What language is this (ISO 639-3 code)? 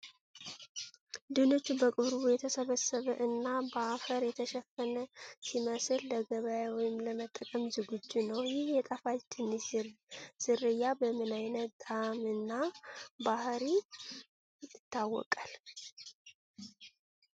amh